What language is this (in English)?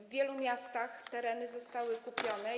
Polish